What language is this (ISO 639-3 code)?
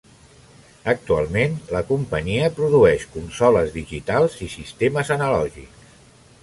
cat